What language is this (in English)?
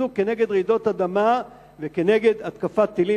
Hebrew